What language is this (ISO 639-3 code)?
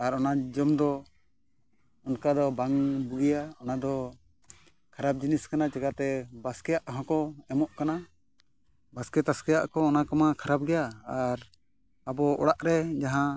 sat